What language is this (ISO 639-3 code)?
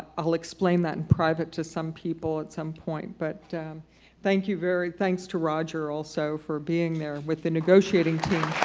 eng